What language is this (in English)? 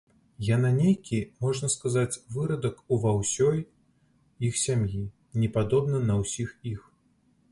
Belarusian